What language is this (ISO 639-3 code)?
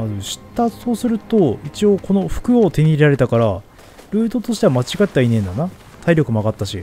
jpn